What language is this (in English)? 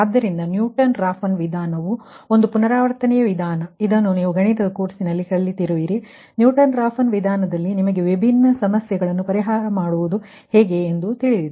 Kannada